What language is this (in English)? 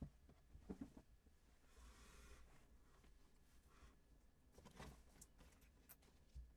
Danish